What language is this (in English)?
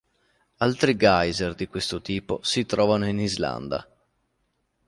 Italian